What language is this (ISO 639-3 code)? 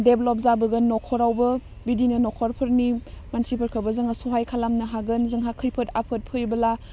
brx